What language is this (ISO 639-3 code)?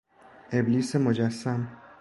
fas